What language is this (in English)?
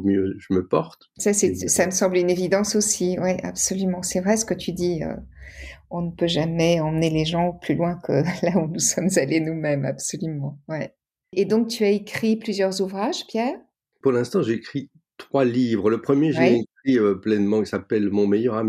French